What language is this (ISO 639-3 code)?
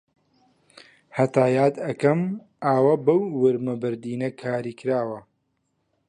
ckb